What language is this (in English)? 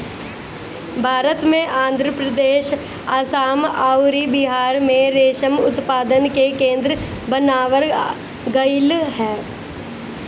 Bhojpuri